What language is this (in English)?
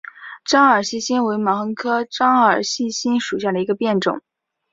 Chinese